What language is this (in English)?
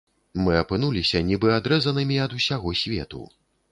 Belarusian